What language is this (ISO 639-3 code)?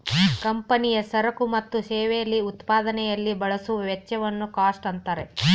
kan